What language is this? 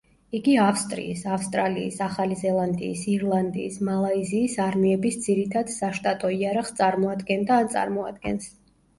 Georgian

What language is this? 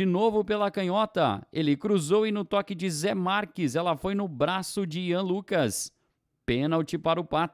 Portuguese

